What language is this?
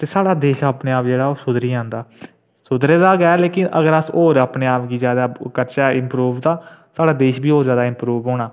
Dogri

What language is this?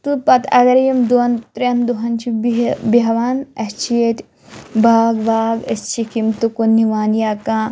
Kashmiri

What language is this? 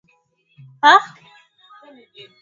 Swahili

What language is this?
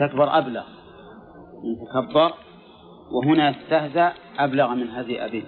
Arabic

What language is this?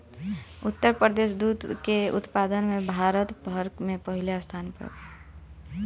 Bhojpuri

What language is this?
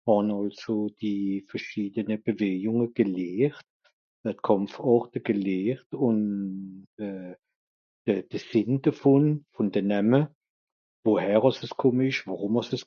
Swiss German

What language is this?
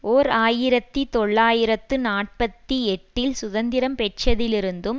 Tamil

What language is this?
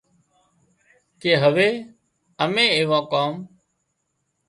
Wadiyara Koli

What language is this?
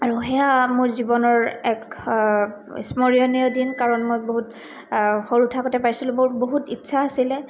Assamese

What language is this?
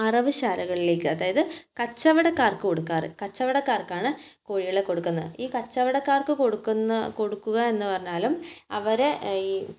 Malayalam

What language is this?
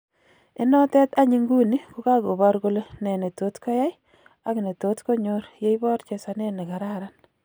Kalenjin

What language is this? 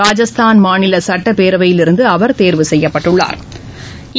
Tamil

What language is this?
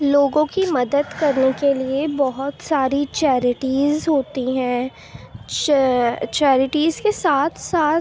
Urdu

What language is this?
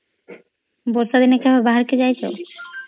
Odia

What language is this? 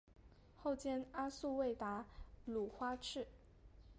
Chinese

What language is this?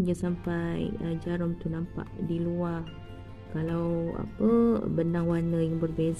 Malay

